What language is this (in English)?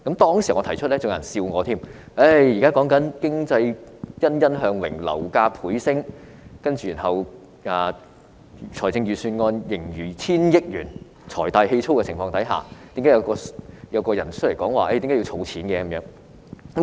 Cantonese